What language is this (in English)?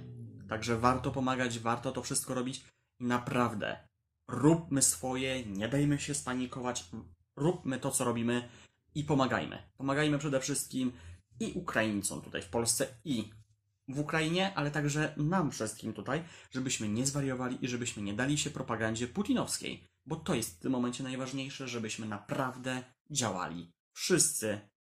Polish